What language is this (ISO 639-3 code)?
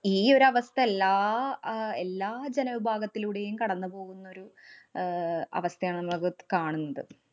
mal